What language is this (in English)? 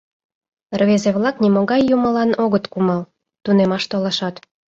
Mari